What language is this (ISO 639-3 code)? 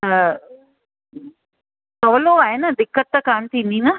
snd